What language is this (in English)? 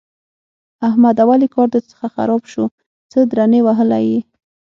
Pashto